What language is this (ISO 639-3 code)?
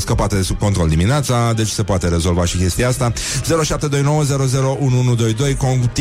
ron